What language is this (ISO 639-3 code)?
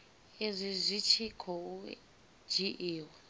ven